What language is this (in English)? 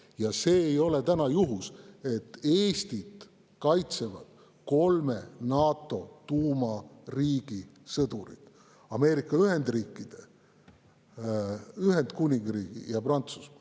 Estonian